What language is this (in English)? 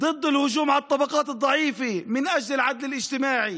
Hebrew